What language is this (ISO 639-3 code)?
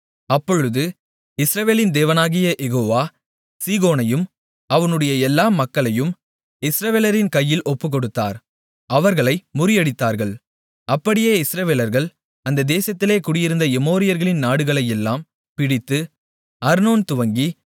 tam